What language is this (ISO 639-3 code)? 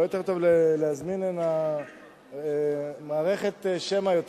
heb